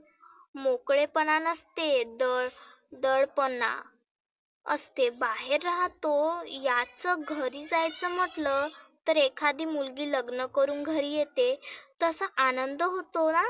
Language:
Marathi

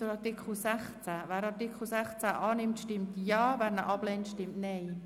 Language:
Swiss German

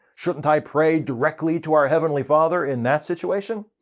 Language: English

